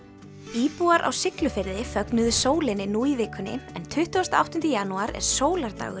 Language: Icelandic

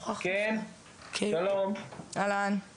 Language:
Hebrew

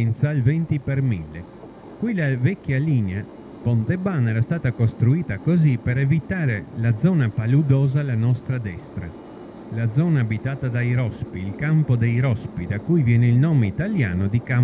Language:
Italian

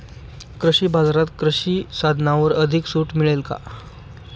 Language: Marathi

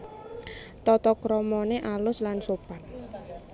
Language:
Javanese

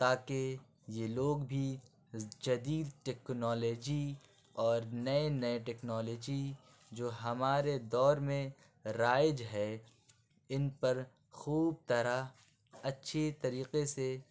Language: Urdu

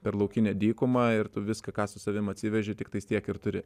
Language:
Lithuanian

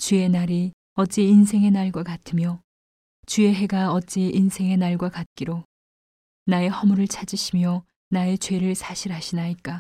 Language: Korean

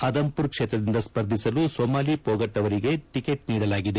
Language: Kannada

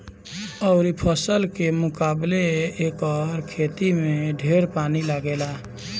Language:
Bhojpuri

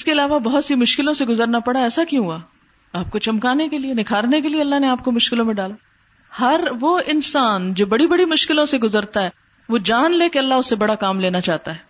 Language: Urdu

